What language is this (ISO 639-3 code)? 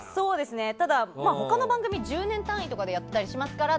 jpn